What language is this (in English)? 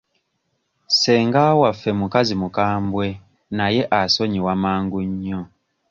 Ganda